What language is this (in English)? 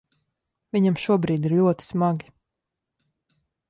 Latvian